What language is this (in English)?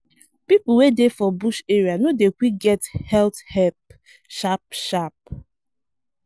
Nigerian Pidgin